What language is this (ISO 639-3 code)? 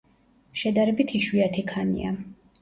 kat